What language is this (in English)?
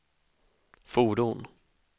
Swedish